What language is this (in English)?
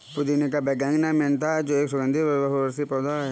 Hindi